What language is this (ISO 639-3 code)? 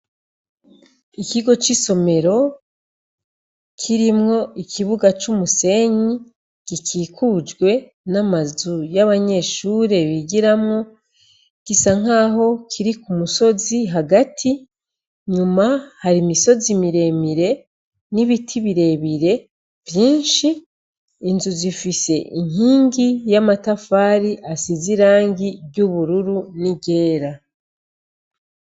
run